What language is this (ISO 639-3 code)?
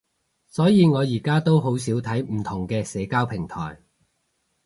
yue